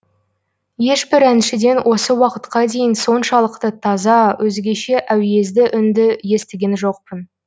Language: Kazakh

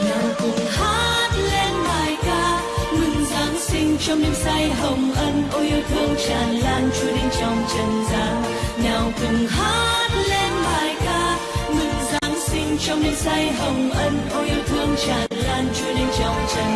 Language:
Vietnamese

